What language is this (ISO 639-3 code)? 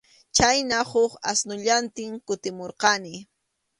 qxu